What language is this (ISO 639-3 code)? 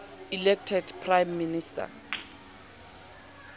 sot